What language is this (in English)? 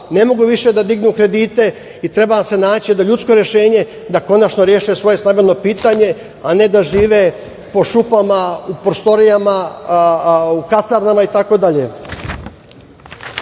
Serbian